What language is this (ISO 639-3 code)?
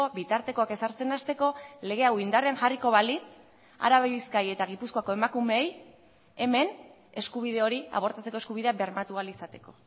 eus